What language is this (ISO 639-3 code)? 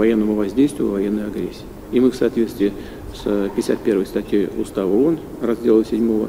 rus